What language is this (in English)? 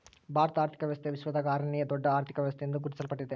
Kannada